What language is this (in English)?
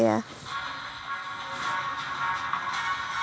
Maithili